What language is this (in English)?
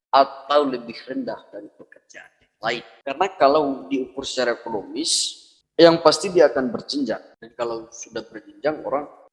Indonesian